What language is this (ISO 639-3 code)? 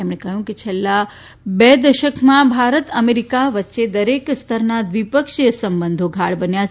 guj